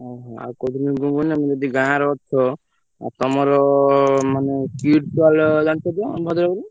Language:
Odia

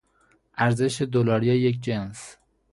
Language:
Persian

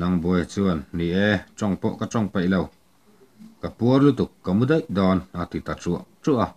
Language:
Thai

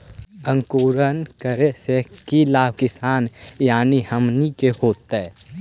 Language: Magahi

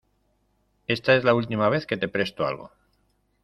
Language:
Spanish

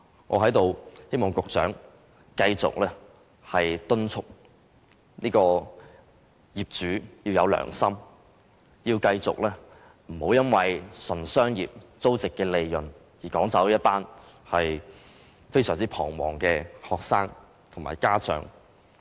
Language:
Cantonese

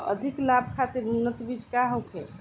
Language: Bhojpuri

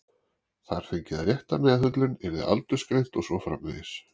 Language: Icelandic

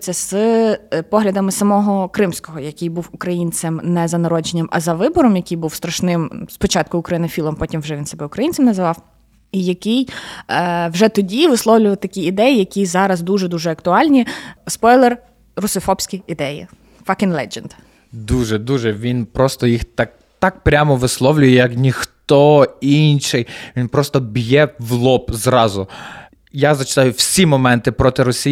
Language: Ukrainian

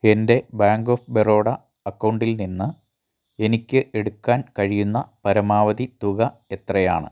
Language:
Malayalam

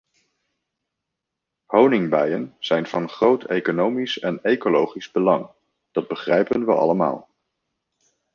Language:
Dutch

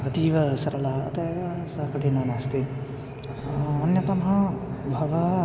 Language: Sanskrit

